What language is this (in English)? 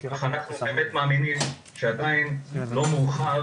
Hebrew